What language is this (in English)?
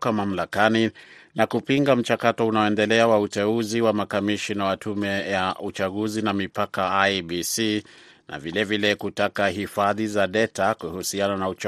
Swahili